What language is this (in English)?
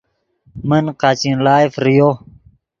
Yidgha